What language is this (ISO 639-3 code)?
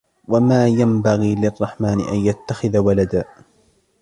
ara